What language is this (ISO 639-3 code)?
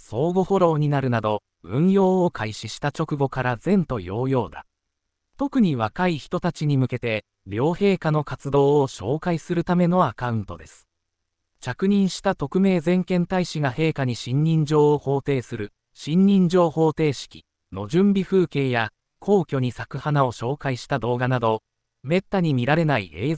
jpn